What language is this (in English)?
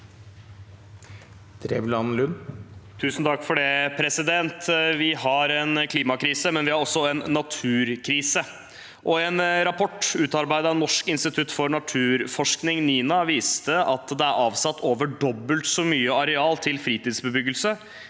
Norwegian